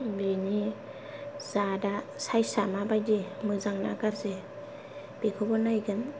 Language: Bodo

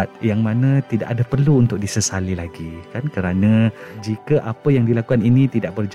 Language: Malay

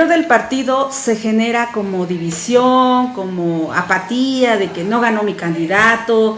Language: Spanish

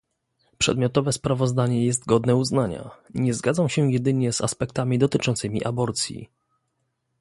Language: Polish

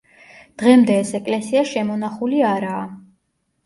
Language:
Georgian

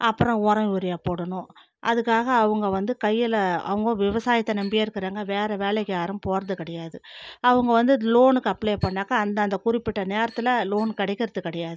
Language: Tamil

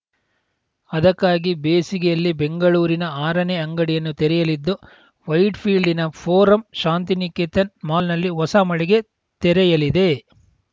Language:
Kannada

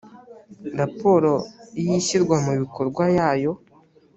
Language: Kinyarwanda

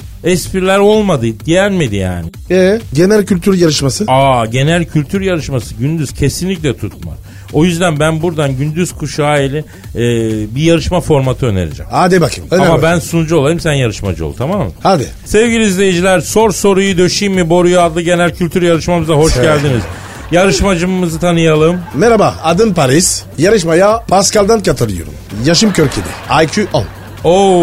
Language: Turkish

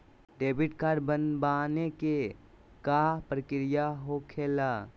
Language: Magahi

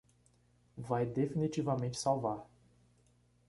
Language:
Portuguese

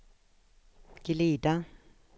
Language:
Swedish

